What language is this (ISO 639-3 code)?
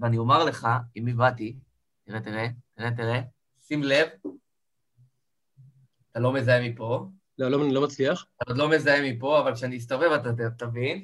heb